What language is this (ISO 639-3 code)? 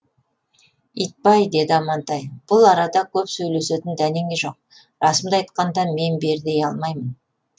kaz